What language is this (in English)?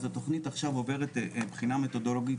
Hebrew